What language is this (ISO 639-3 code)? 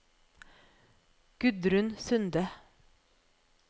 nor